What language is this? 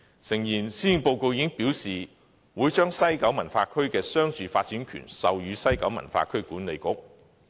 Cantonese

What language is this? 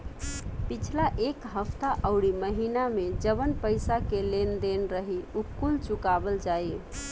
Bhojpuri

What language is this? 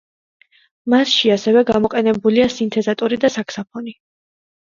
Georgian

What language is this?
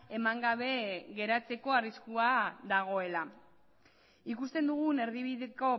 Basque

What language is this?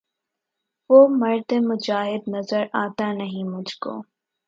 Urdu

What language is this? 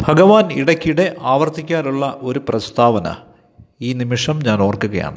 Malayalam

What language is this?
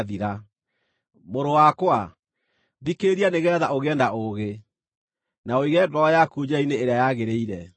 Kikuyu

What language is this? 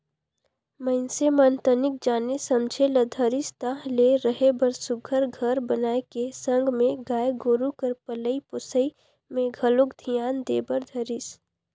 Chhattisgarhi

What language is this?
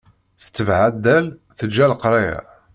Kabyle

